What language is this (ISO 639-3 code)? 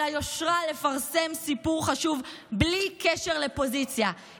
heb